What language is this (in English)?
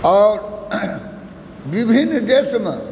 Maithili